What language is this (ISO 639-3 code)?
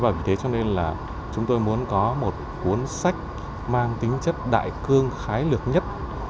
vie